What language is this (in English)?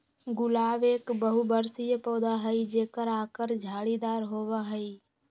Magahi